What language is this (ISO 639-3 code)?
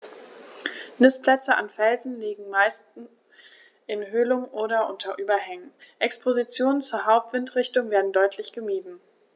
deu